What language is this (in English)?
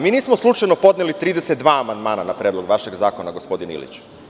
Serbian